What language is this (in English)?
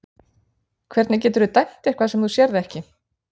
Icelandic